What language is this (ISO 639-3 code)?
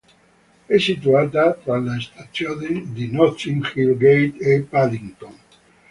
ita